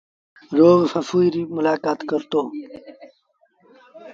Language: Sindhi Bhil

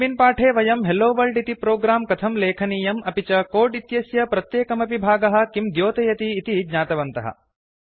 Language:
Sanskrit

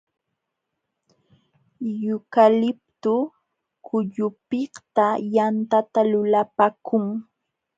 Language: Jauja Wanca Quechua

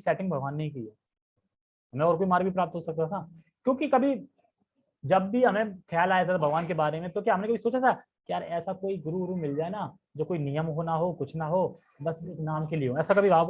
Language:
Hindi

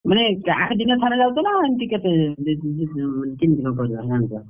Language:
Odia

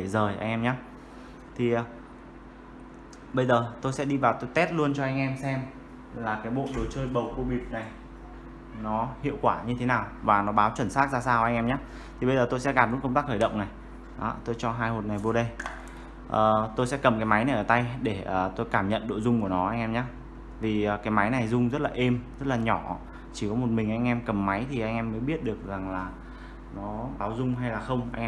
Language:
Vietnamese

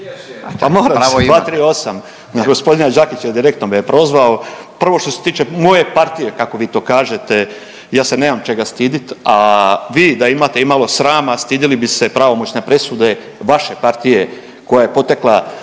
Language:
Croatian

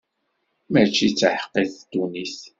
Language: Kabyle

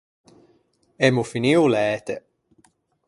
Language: Ligurian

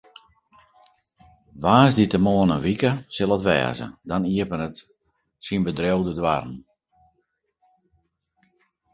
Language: Western Frisian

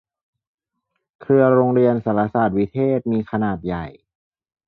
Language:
Thai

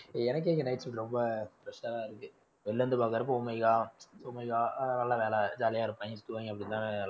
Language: Tamil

